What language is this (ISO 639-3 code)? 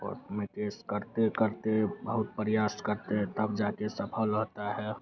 hin